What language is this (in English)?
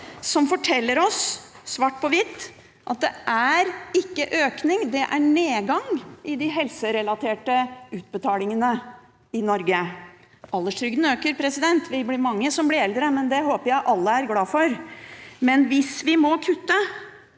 Norwegian